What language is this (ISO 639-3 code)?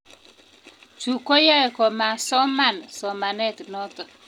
kln